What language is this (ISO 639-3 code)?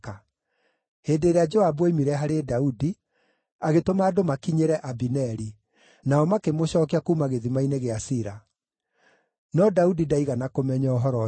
kik